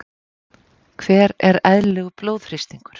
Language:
Icelandic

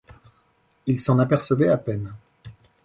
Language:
French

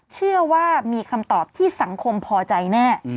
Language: Thai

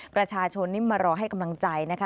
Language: Thai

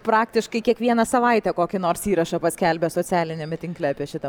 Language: Lithuanian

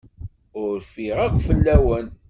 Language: Kabyle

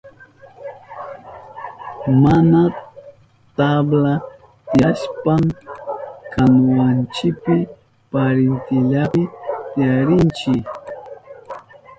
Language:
Southern Pastaza Quechua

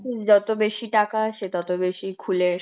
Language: Bangla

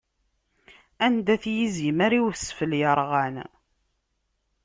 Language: Kabyle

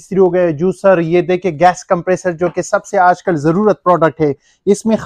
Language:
Hindi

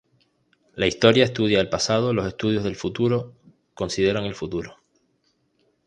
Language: Spanish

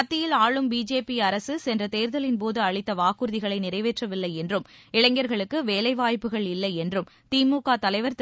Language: Tamil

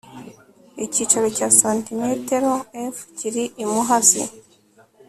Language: Kinyarwanda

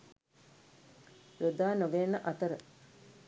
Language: Sinhala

